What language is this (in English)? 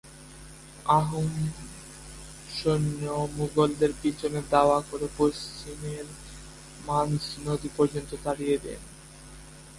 Bangla